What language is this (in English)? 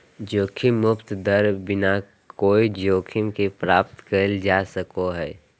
Magahi